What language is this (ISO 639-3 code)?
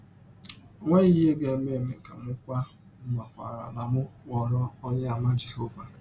ibo